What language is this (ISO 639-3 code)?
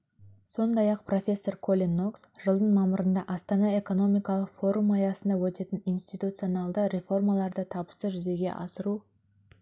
kaz